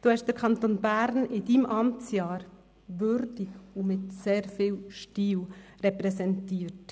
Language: Swiss German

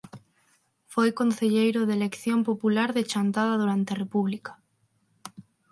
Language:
Galician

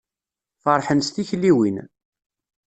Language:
Kabyle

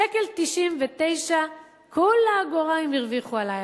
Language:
Hebrew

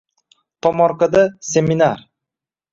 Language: Uzbek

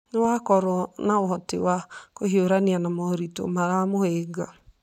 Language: Kikuyu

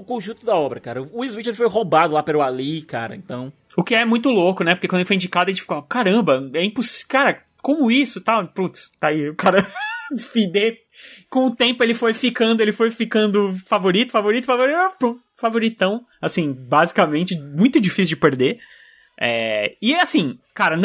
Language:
Portuguese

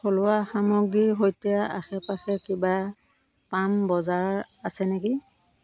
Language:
Assamese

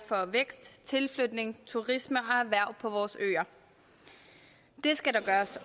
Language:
Danish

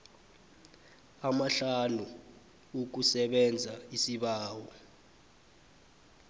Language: South Ndebele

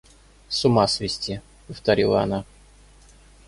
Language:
Russian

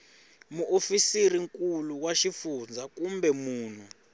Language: Tsonga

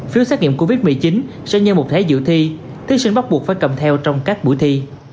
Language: Vietnamese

